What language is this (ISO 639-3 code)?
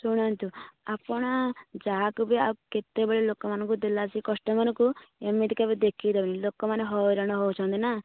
ori